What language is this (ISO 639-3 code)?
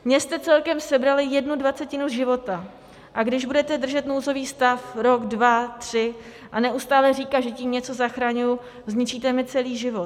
ces